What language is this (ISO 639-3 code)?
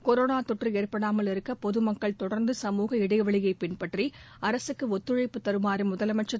tam